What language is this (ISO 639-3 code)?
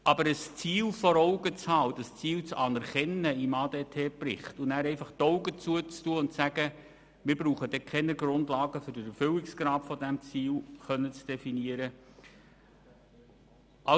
gsw